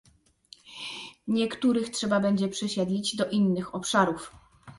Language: Polish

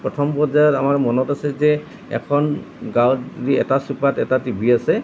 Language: Assamese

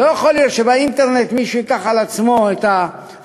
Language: Hebrew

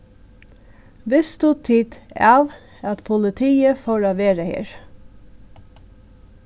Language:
Faroese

